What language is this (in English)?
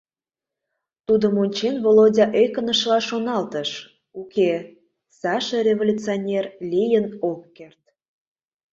Mari